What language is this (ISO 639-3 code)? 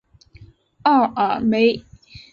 zho